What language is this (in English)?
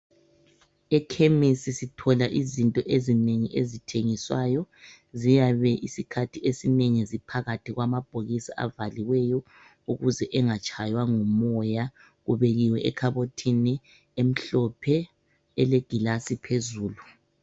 North Ndebele